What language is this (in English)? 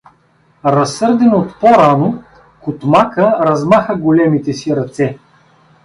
Bulgarian